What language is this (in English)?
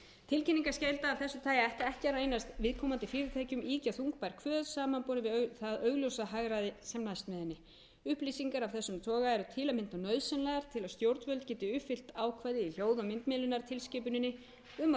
Icelandic